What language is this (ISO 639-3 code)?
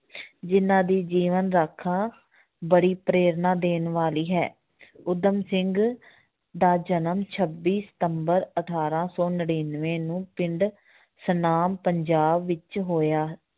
pan